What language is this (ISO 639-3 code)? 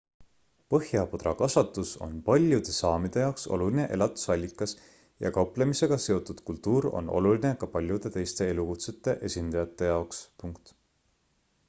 est